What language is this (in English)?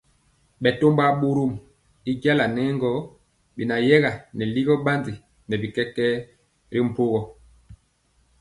Mpiemo